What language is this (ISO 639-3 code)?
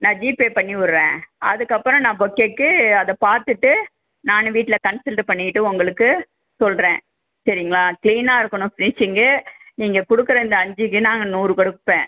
tam